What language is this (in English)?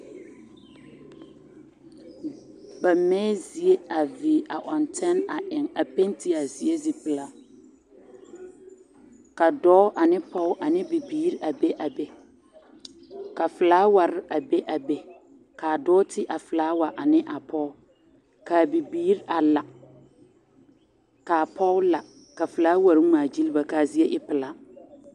Southern Dagaare